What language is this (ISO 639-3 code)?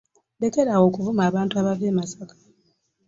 lug